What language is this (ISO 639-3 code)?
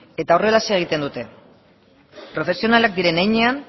eus